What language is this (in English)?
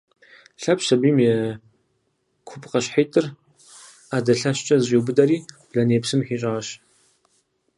Kabardian